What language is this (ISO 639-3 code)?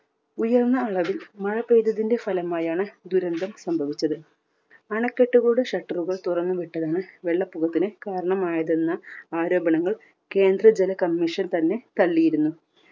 mal